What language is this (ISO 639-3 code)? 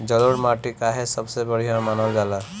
bho